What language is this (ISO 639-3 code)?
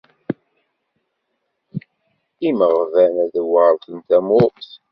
kab